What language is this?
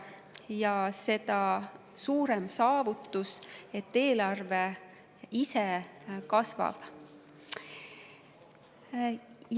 Estonian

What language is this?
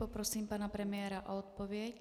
Czech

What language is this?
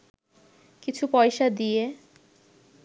Bangla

